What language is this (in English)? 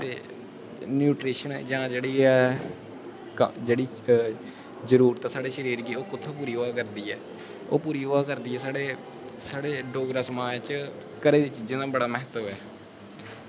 Dogri